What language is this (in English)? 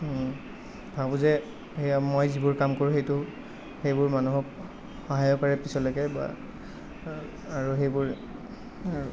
Assamese